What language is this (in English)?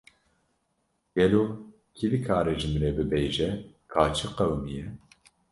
Kurdish